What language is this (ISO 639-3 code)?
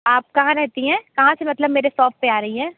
hin